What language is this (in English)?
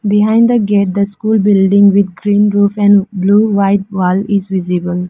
English